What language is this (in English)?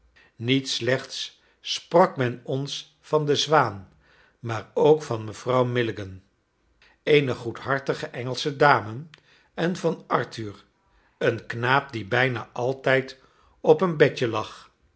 Dutch